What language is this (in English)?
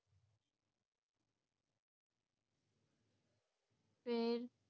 Punjabi